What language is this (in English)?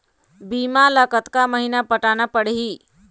Chhattisgarhi